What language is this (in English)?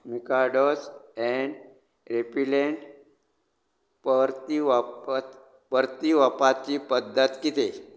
Konkani